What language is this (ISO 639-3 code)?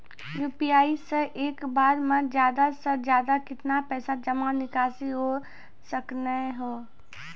mai